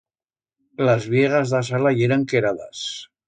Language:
Aragonese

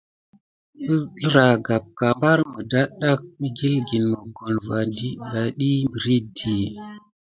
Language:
Gidar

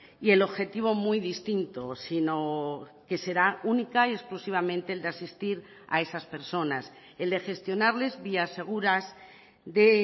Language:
Spanish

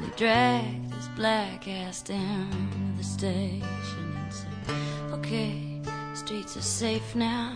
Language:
English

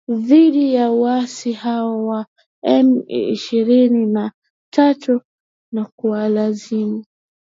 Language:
Swahili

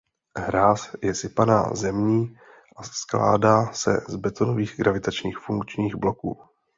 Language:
Czech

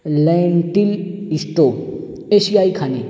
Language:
Urdu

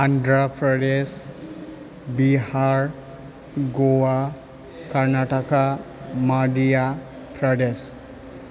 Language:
Bodo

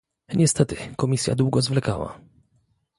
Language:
Polish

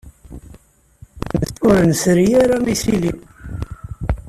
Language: Kabyle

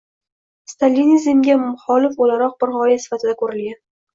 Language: Uzbek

